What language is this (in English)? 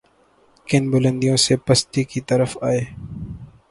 Urdu